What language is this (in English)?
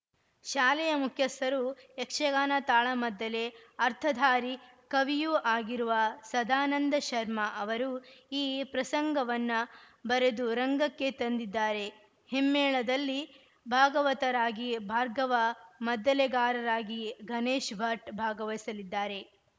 Kannada